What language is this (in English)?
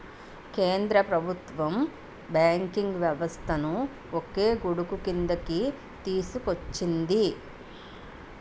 Telugu